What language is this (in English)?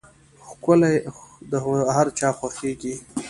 Pashto